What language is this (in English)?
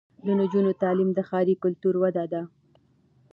Pashto